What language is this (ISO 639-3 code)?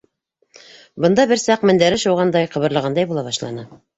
bak